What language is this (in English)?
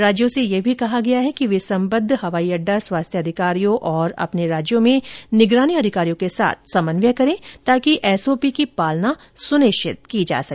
Hindi